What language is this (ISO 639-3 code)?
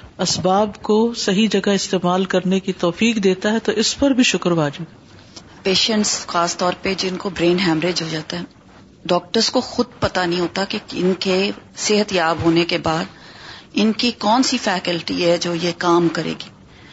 urd